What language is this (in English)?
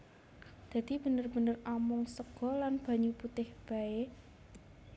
Javanese